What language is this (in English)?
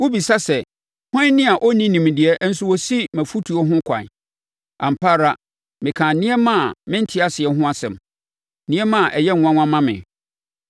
Akan